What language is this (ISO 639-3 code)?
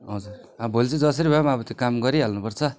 nep